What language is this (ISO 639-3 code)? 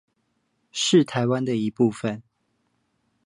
zho